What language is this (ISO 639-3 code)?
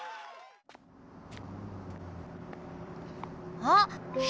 jpn